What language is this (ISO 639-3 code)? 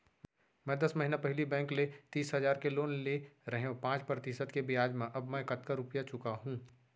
hne